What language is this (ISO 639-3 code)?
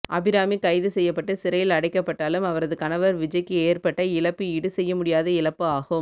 tam